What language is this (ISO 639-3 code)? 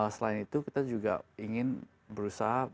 ind